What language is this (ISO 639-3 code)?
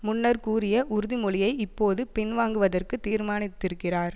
tam